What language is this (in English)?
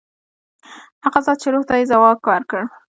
Pashto